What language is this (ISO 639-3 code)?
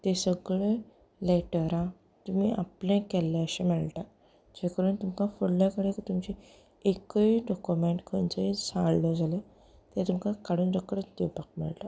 kok